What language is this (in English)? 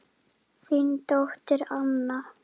Icelandic